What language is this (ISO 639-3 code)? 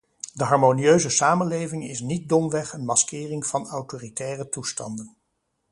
nld